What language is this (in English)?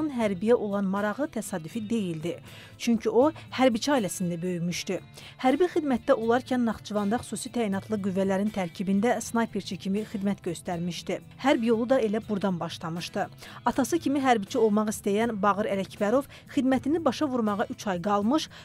Turkish